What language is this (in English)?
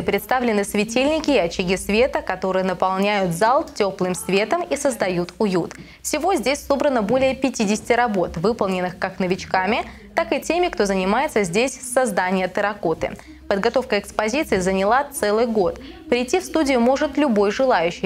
Russian